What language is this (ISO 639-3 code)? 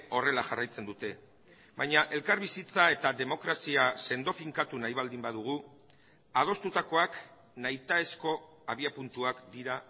eus